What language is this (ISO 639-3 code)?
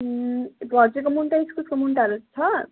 nep